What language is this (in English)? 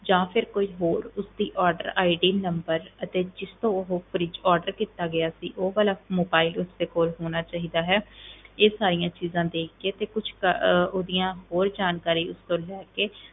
Punjabi